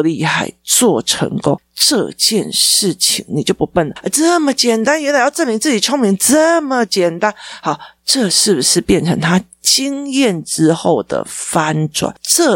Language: Chinese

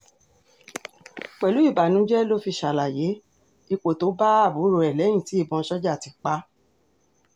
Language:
Yoruba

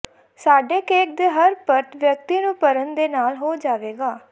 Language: Punjabi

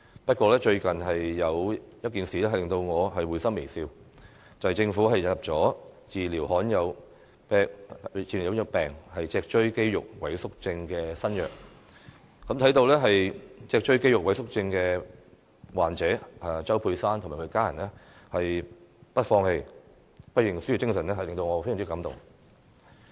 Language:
Cantonese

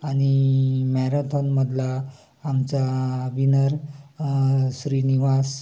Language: Marathi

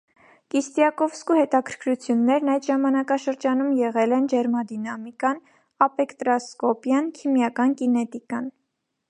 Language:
Armenian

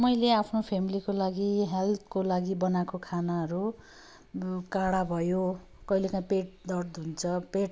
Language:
Nepali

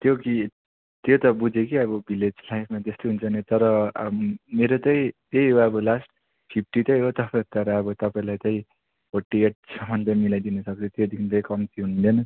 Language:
Nepali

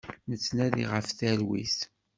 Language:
Kabyle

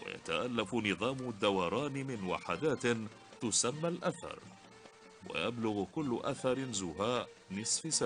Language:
Arabic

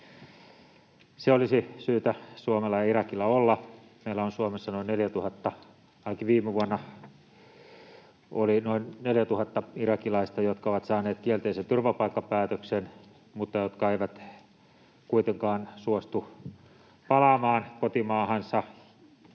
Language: Finnish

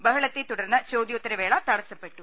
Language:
Malayalam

